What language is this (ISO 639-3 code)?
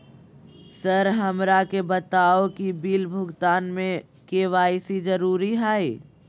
mag